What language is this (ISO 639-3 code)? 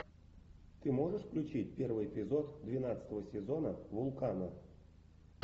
rus